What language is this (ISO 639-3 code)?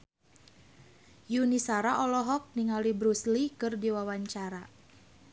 sun